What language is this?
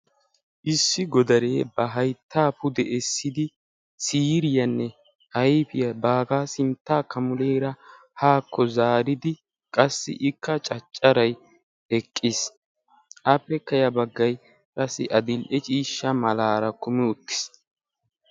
Wolaytta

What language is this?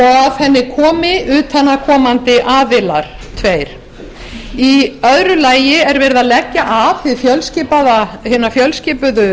Icelandic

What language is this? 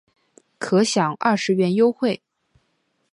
Chinese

